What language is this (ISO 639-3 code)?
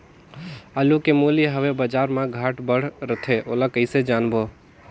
hne